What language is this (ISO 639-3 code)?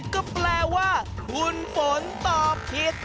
tha